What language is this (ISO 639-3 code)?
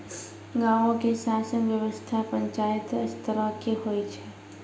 mai